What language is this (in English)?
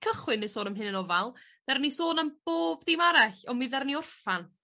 Welsh